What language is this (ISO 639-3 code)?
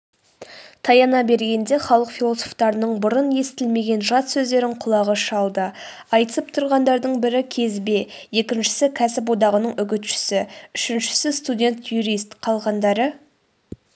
kaz